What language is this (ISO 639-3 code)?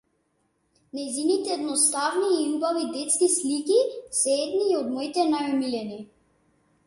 mkd